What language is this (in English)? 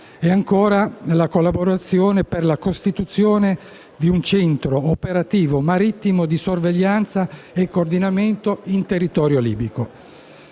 Italian